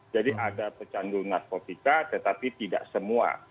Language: Indonesian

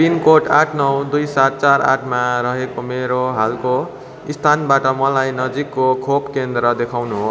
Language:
Nepali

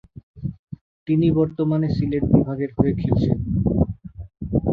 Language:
Bangla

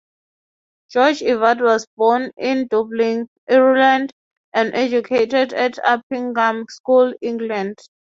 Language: English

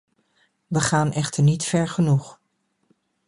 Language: Dutch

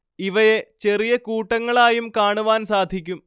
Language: Malayalam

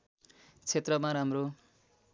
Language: Nepali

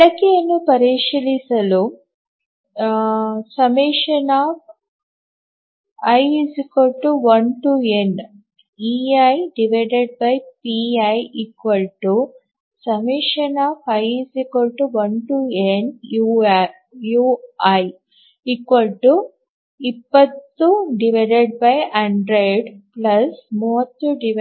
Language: Kannada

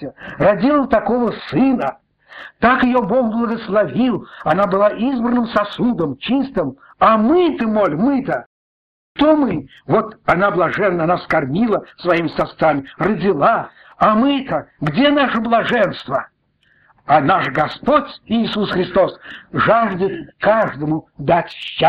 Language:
Russian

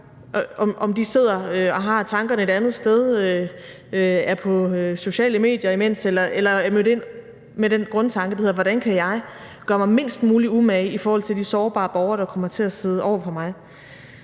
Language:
Danish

